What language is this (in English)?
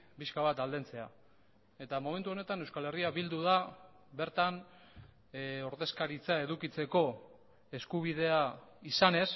Basque